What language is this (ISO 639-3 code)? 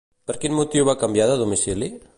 cat